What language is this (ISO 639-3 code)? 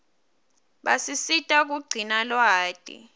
ssw